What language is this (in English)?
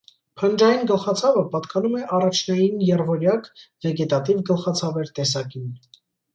Armenian